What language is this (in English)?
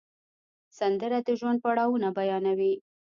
Pashto